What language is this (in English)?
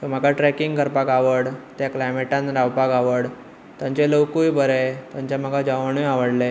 Konkani